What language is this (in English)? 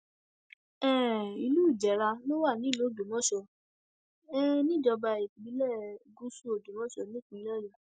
Yoruba